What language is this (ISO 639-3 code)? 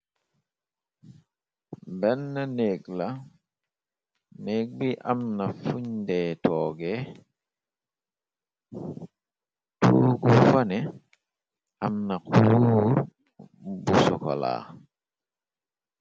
wol